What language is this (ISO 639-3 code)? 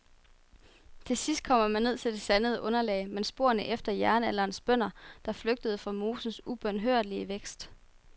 dan